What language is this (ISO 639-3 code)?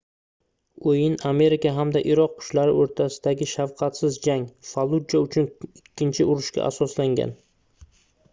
uzb